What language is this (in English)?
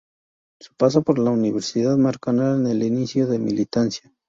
Spanish